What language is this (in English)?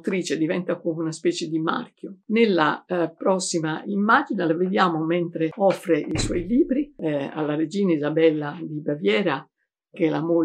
Italian